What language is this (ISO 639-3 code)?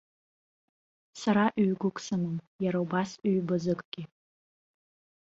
abk